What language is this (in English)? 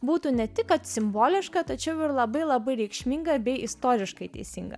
Lithuanian